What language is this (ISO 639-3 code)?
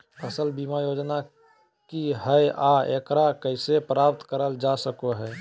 mag